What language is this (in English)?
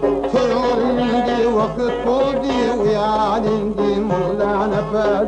Uzbek